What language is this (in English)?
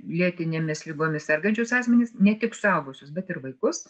Lithuanian